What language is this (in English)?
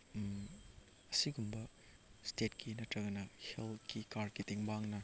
Manipuri